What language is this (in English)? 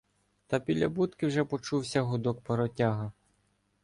Ukrainian